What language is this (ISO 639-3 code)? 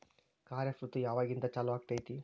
kan